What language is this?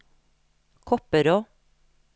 Norwegian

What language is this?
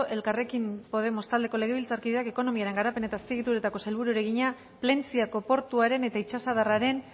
Basque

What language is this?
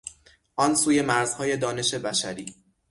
Persian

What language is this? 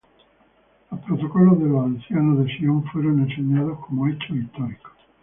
Spanish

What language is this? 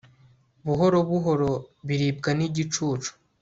Kinyarwanda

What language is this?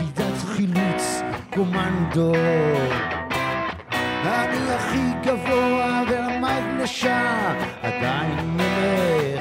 Hebrew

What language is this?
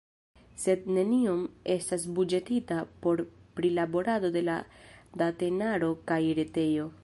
Esperanto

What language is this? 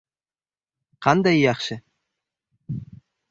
Uzbek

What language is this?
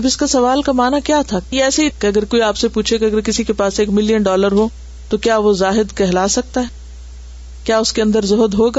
Urdu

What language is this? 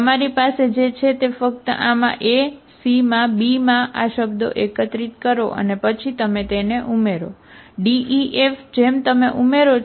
Gujarati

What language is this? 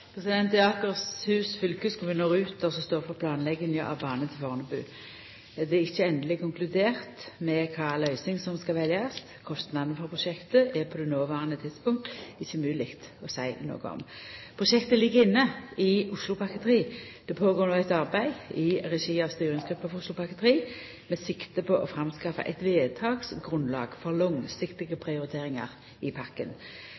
Norwegian Nynorsk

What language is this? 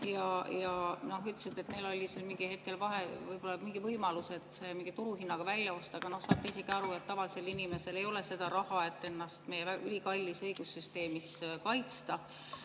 Estonian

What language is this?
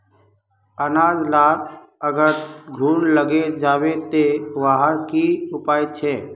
Magahi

